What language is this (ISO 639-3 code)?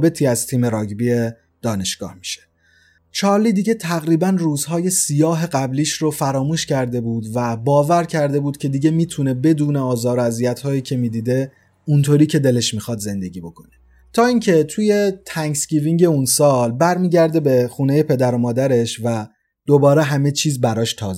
fas